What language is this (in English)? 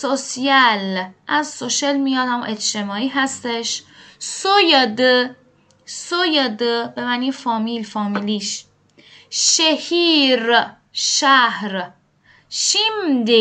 Persian